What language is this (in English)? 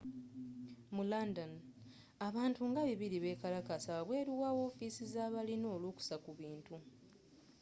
Ganda